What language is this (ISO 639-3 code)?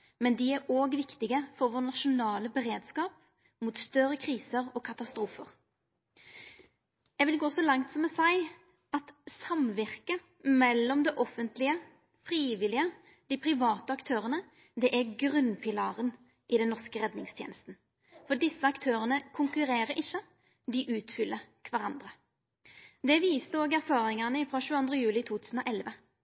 nno